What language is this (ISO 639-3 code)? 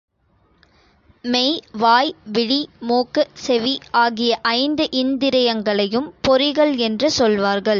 tam